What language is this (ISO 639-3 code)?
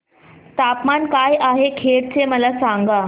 mar